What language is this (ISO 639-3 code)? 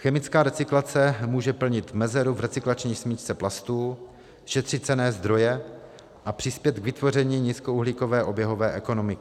ces